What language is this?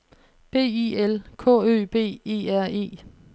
Danish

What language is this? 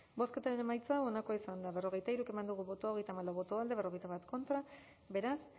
Basque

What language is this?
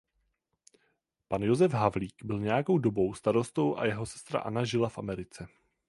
Czech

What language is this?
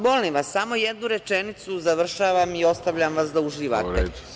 Serbian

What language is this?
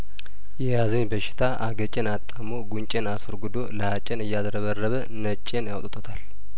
Amharic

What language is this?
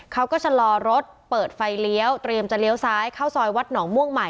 Thai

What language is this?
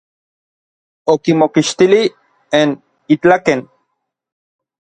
Orizaba Nahuatl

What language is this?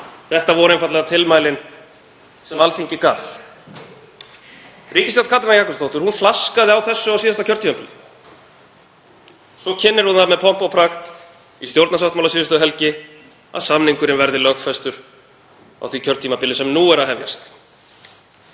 Icelandic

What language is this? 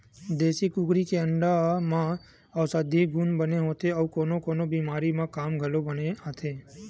Chhattisgarhi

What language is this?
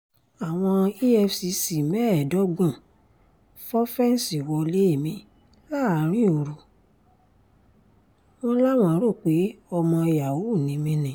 Yoruba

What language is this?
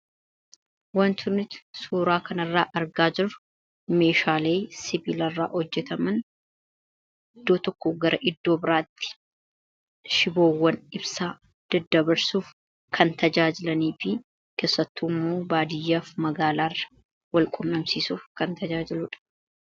Oromo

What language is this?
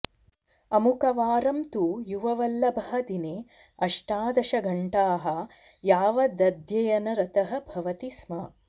Sanskrit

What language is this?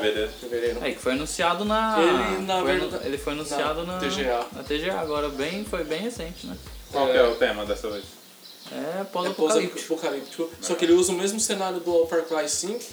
Portuguese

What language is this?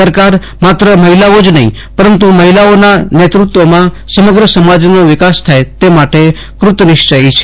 Gujarati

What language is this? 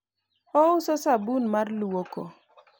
Luo (Kenya and Tanzania)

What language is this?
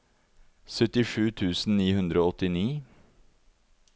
Norwegian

